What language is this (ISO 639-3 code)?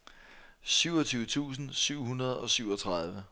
dan